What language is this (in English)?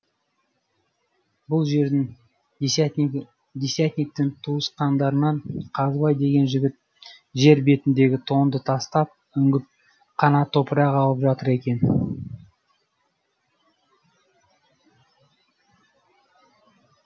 Kazakh